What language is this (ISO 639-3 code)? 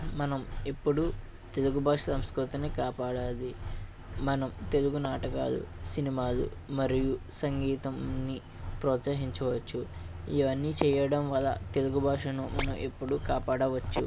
tel